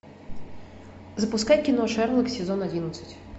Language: Russian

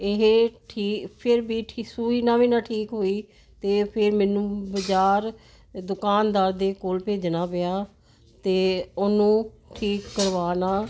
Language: Punjabi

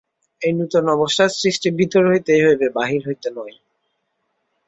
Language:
Bangla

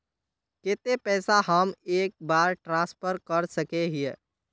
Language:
Magahi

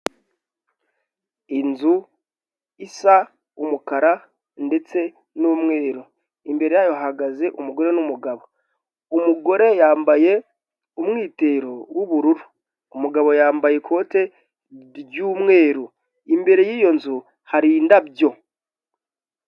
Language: Kinyarwanda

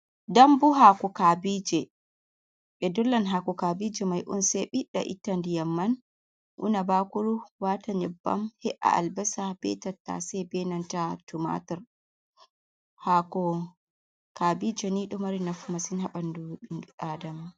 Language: Fula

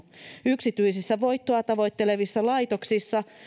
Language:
Finnish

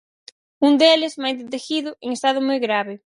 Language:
Galician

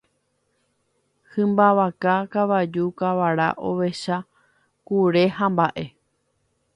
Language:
Guarani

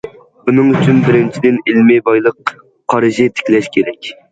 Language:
Uyghur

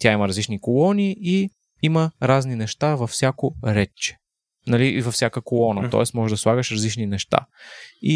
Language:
Bulgarian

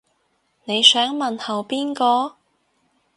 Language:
Cantonese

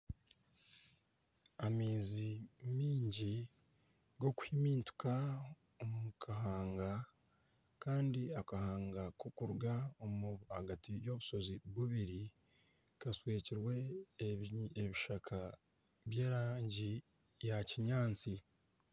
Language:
Nyankole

